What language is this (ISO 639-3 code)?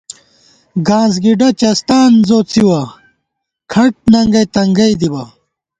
gwt